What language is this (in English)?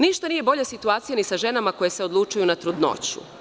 Serbian